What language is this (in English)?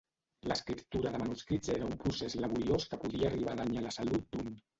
Catalan